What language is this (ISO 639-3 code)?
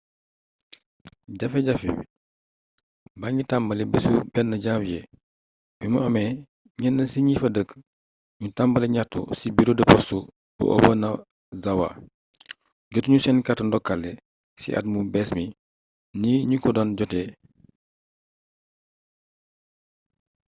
wol